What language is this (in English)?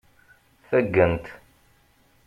Kabyle